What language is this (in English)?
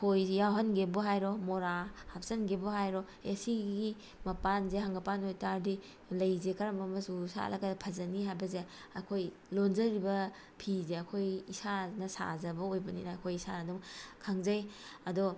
Manipuri